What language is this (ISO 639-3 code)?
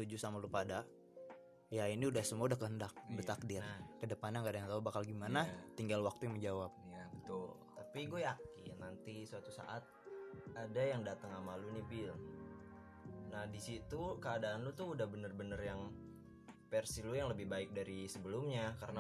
ind